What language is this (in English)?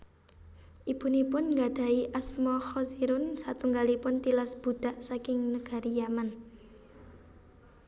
Javanese